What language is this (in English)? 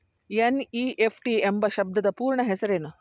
Kannada